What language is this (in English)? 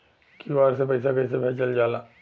Bhojpuri